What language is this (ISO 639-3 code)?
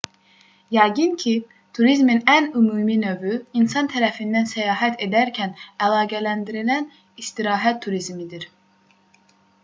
aze